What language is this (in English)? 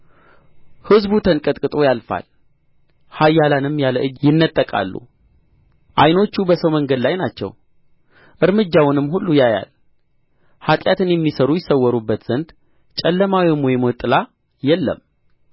Amharic